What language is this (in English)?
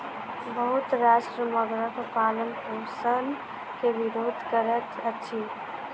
Maithili